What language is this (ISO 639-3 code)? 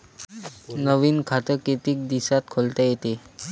mar